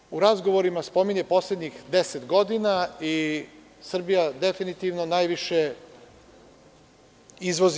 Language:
Serbian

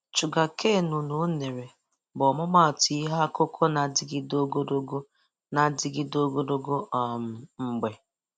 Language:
Igbo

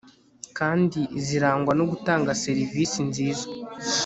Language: Kinyarwanda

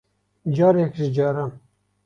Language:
Kurdish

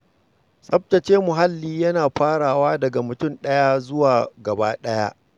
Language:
Hausa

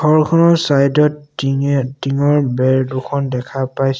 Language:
Assamese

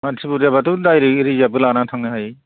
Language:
Bodo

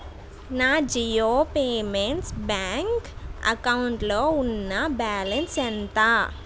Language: Telugu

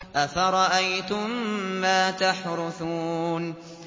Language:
Arabic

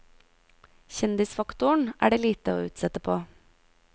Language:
Norwegian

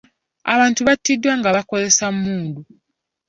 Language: Ganda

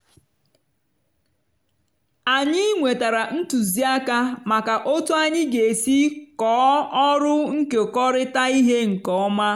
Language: Igbo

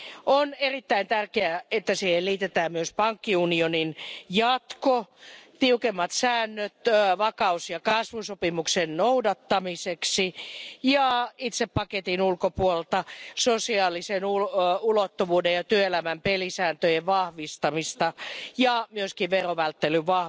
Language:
Finnish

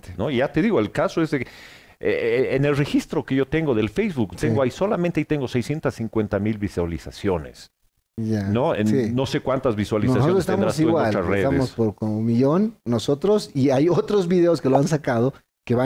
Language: Spanish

